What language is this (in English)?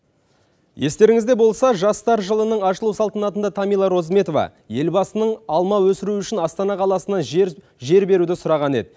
Kazakh